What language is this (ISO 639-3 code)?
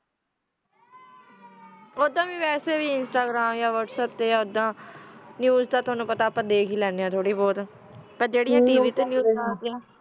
pan